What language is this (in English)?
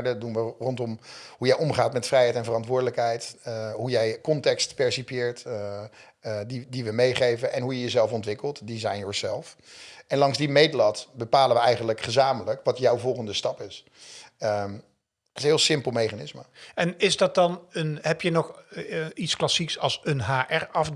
Dutch